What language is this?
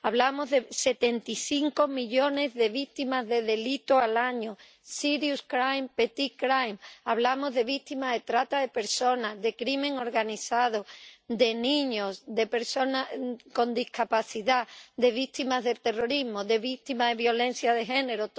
Spanish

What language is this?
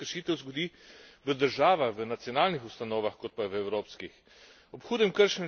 Slovenian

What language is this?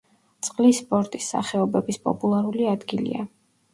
Georgian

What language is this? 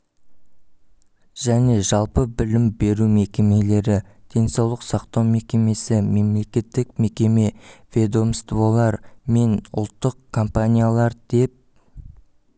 Kazakh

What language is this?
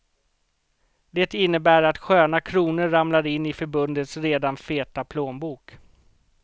Swedish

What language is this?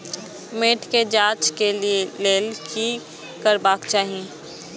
Maithili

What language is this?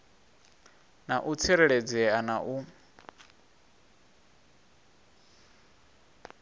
Venda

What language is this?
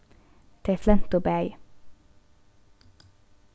Faroese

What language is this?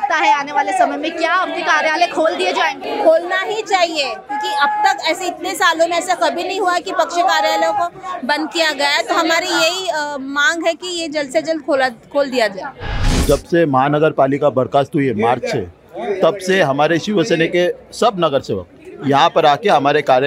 Hindi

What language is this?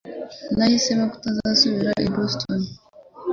Kinyarwanda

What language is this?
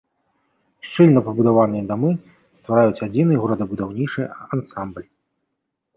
Belarusian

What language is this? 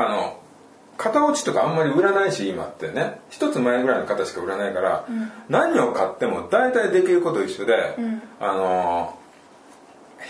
Japanese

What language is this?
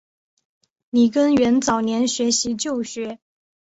Chinese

